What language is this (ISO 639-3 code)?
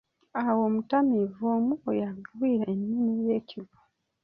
lug